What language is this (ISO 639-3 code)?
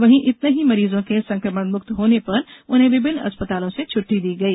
hin